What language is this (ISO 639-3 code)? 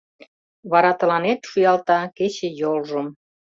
chm